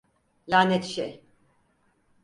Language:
Turkish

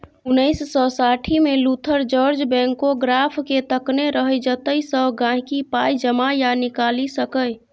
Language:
Maithili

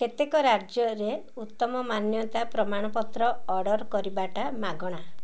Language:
Odia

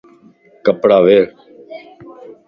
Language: Lasi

